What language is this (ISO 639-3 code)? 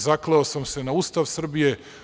srp